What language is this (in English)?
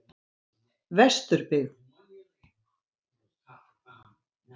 Icelandic